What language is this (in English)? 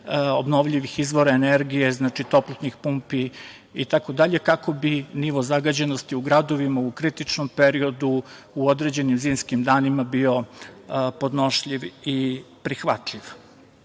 Serbian